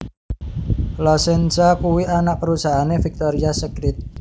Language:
Javanese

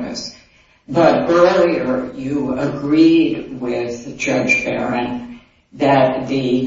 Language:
English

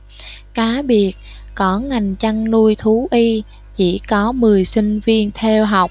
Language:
Vietnamese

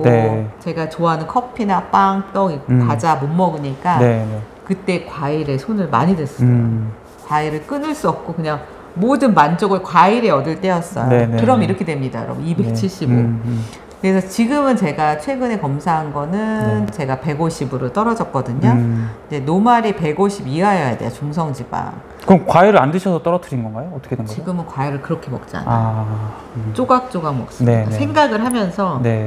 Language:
Korean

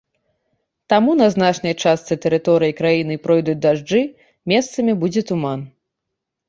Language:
Belarusian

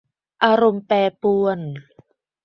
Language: Thai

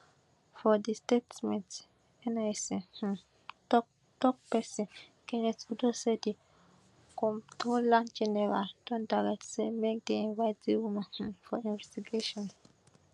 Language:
Nigerian Pidgin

